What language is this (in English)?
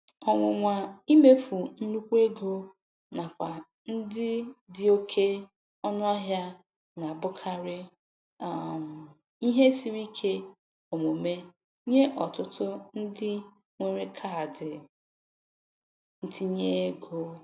Igbo